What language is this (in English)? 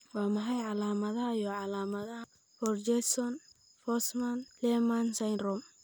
Somali